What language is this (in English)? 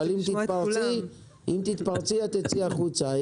Hebrew